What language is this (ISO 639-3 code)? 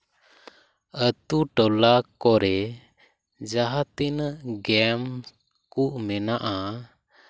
sat